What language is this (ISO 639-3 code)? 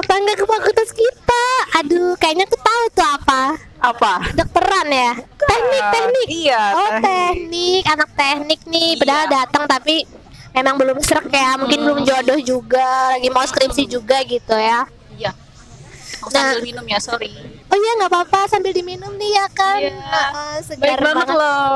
ind